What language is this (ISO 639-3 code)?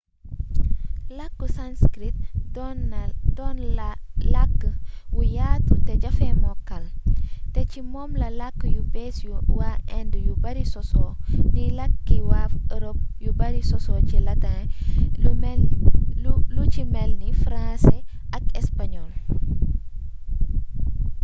wol